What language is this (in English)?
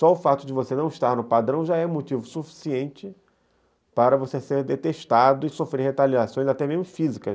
Portuguese